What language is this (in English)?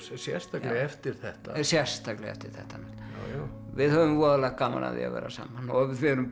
Icelandic